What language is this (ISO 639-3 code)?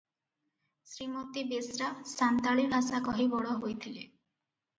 ori